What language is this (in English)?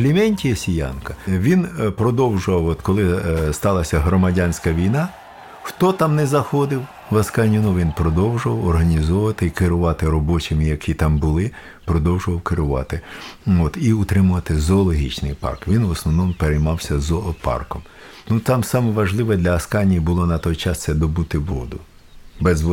Ukrainian